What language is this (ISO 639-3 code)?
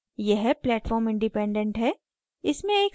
hin